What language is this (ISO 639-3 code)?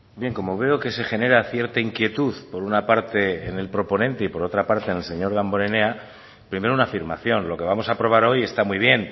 spa